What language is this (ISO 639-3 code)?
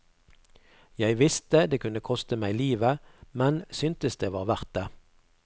nor